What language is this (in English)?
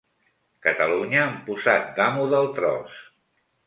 Catalan